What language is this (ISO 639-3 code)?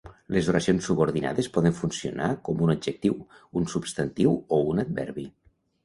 cat